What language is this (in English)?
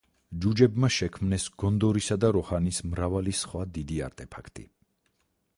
Georgian